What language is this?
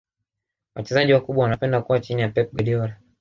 Swahili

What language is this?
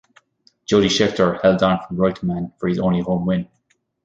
English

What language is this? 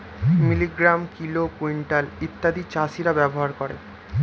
Bangla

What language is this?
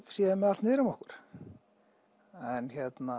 Icelandic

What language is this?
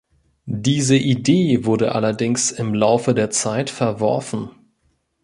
German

